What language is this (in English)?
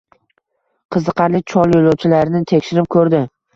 Uzbek